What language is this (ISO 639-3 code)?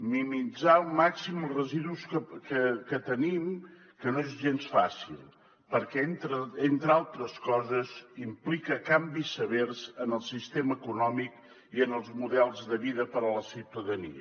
cat